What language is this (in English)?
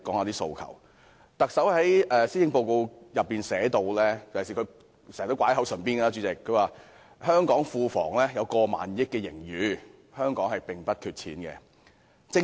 Cantonese